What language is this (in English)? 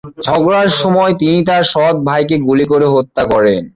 Bangla